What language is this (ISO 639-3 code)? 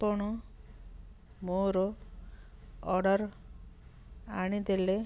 ori